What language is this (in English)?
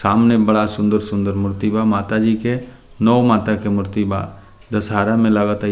Bhojpuri